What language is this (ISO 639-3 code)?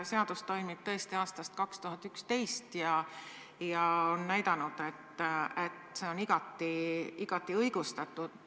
est